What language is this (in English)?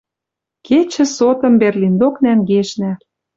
Western Mari